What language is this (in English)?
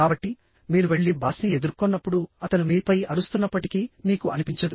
Telugu